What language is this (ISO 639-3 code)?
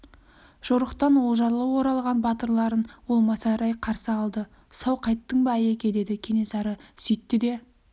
kaz